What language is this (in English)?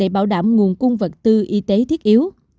Vietnamese